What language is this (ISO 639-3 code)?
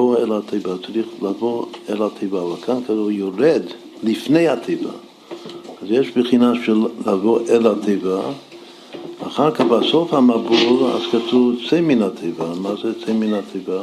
heb